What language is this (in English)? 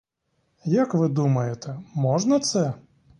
Ukrainian